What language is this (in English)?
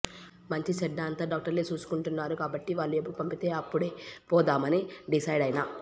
Telugu